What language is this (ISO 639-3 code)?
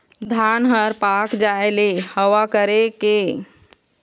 hne